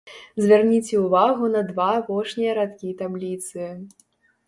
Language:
Belarusian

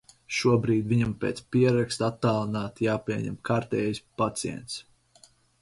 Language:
Latvian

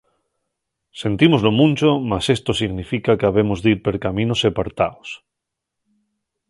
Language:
Asturian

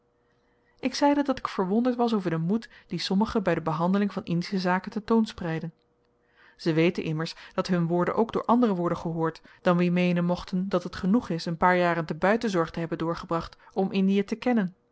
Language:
Dutch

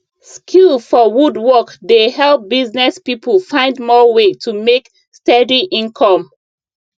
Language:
Nigerian Pidgin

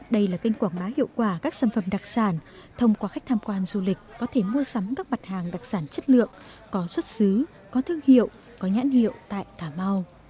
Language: Vietnamese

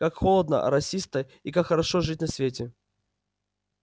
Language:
Russian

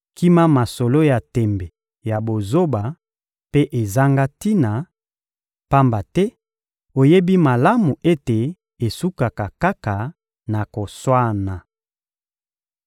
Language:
Lingala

